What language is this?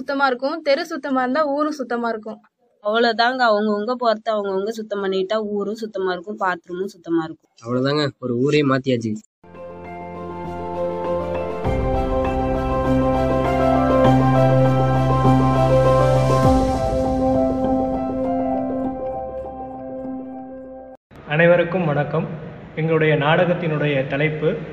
Tamil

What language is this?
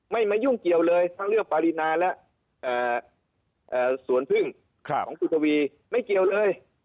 Thai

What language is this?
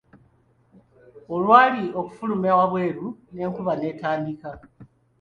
Ganda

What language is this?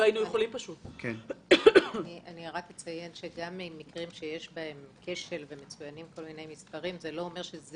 Hebrew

